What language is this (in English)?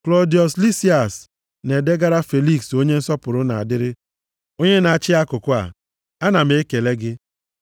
Igbo